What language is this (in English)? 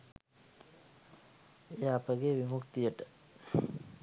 Sinhala